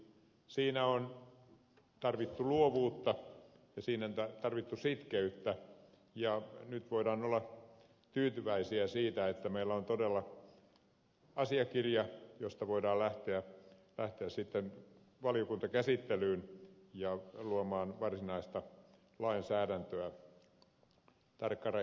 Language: Finnish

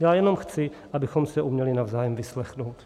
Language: Czech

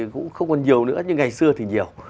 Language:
Vietnamese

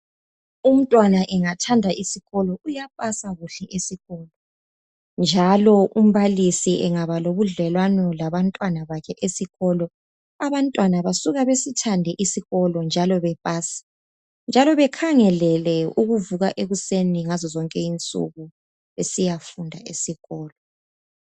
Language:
North Ndebele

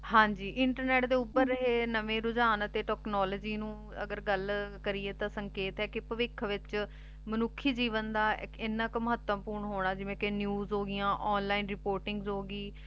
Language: Punjabi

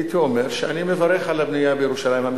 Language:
Hebrew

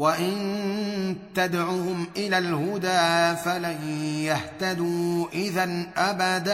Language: Arabic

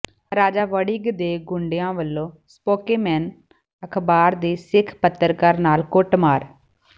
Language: Punjabi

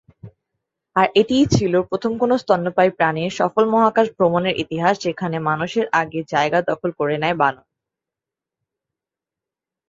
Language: Bangla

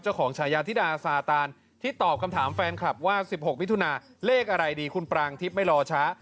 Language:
Thai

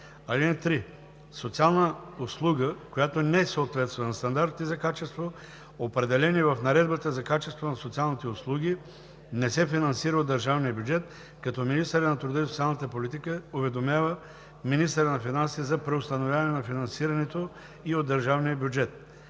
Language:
Bulgarian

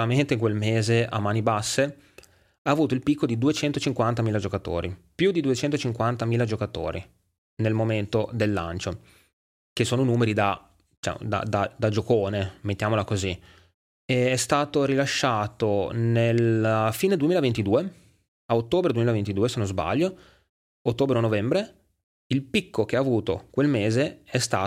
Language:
Italian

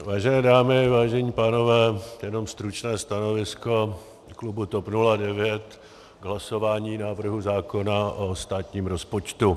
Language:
Czech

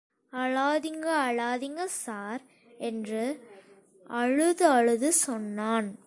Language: Tamil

